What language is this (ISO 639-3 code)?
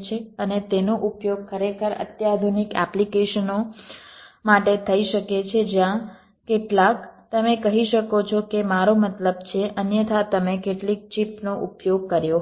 guj